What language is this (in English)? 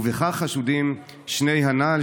Hebrew